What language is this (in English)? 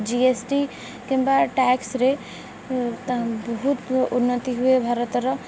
Odia